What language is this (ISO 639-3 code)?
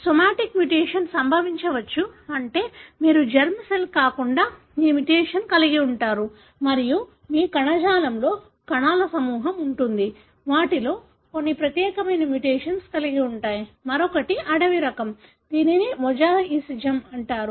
tel